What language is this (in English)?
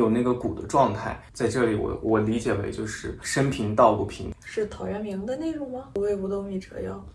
Chinese